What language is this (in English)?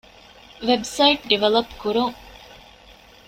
Divehi